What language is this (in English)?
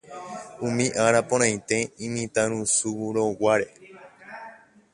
Guarani